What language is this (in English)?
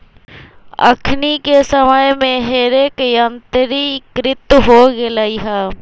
Magahi